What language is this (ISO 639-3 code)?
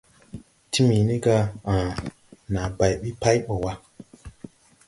tui